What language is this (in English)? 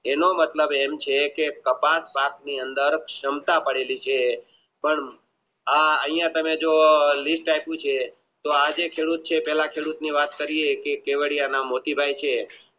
Gujarati